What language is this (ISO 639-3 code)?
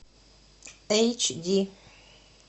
rus